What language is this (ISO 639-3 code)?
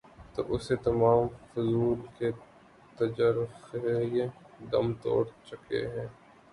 urd